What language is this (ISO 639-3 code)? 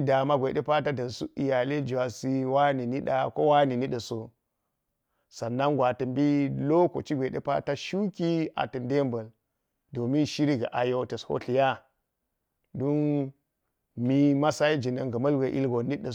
gyz